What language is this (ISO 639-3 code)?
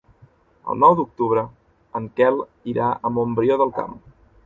cat